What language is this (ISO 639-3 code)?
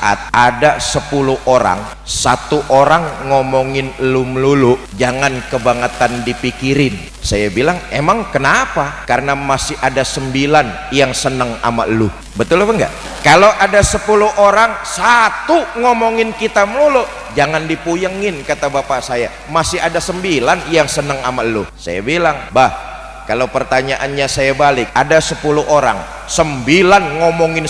ind